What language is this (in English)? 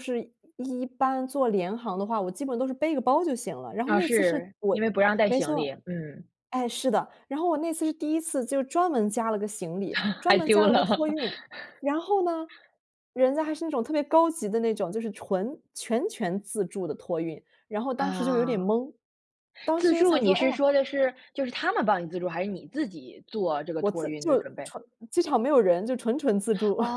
Chinese